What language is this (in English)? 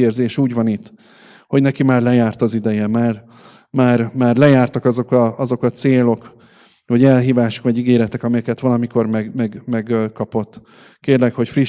Hungarian